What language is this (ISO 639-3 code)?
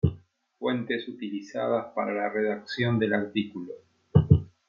spa